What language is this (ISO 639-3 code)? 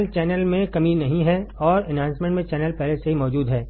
hin